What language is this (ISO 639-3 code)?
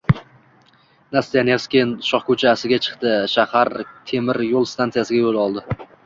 uzb